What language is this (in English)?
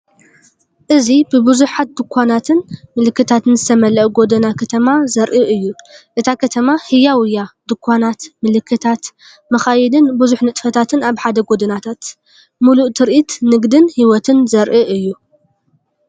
Tigrinya